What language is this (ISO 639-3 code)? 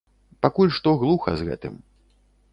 bel